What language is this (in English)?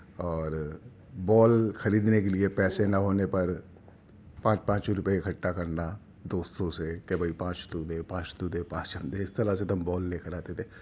Urdu